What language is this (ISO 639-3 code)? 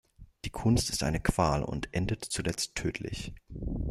deu